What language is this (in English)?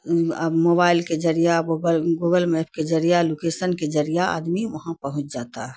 Urdu